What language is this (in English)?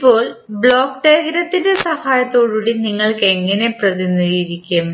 Malayalam